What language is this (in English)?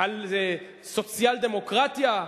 Hebrew